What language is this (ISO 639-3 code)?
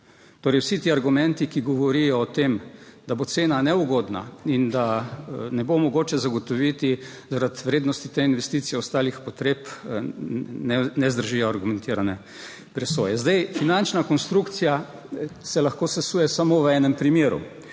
slv